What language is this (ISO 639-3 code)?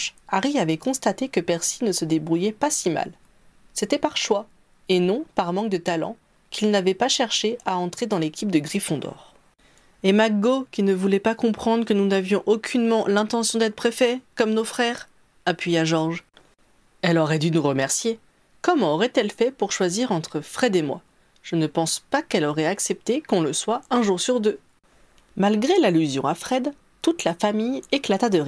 fra